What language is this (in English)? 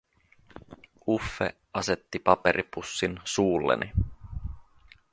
Finnish